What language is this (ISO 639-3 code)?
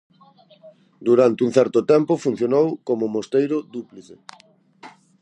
glg